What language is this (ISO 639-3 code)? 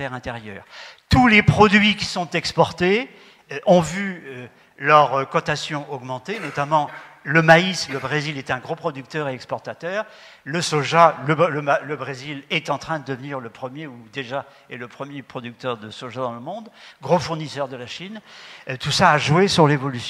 fra